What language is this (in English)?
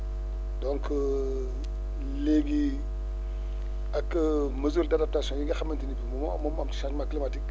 Wolof